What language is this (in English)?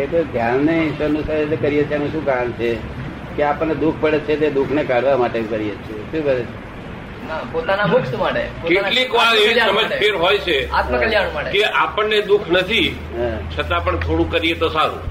Gujarati